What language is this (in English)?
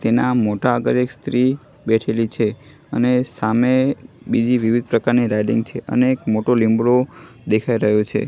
Gujarati